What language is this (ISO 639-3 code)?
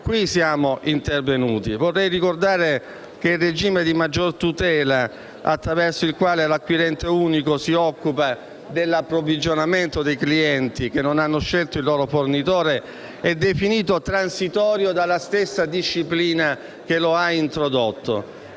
ita